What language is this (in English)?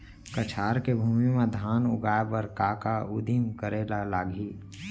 Chhattisgarhi